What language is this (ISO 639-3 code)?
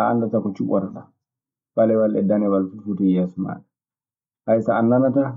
ffm